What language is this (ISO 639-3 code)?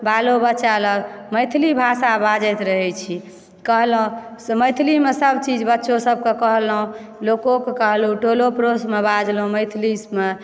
mai